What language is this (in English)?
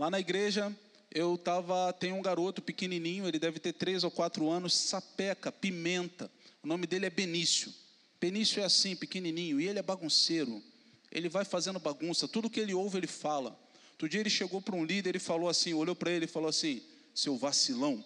Portuguese